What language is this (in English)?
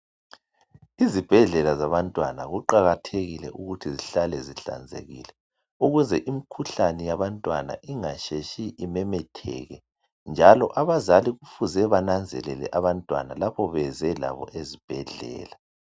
North Ndebele